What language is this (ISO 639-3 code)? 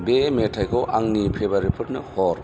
brx